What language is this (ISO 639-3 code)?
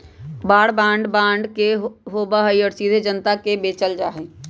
mag